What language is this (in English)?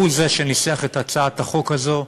Hebrew